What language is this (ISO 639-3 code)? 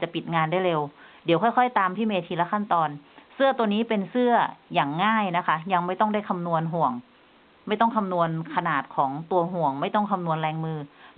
tha